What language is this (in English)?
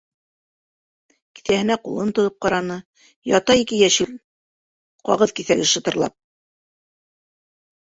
Bashkir